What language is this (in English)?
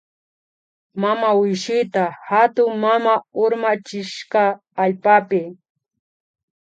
Imbabura Highland Quichua